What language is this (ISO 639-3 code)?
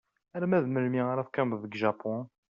kab